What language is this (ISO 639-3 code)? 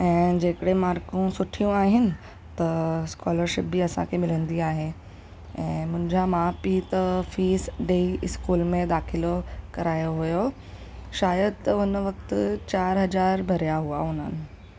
snd